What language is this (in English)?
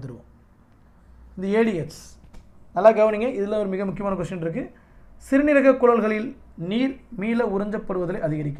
English